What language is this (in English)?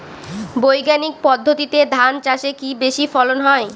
Bangla